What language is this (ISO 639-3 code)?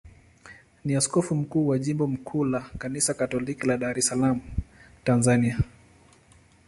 swa